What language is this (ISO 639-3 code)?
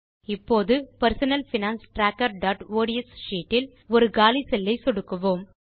tam